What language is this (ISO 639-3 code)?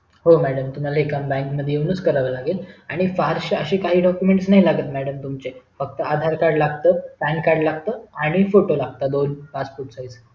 mar